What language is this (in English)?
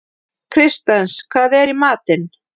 Icelandic